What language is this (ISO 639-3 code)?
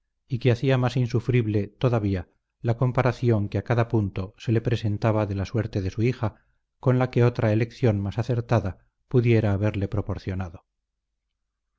spa